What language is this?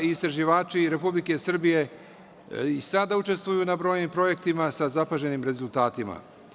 Serbian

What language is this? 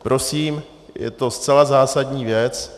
Czech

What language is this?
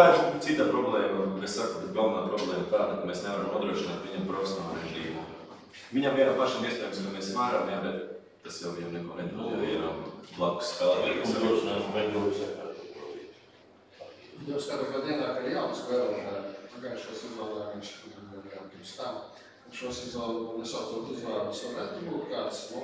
Latvian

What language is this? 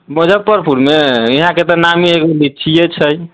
Maithili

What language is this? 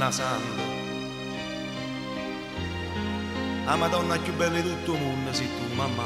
Italian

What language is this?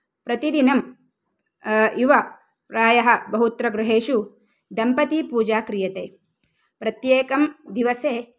Sanskrit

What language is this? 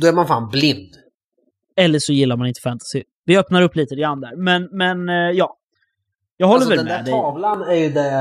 Swedish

